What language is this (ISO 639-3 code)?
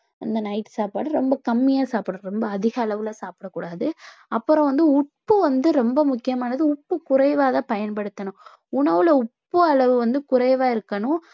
tam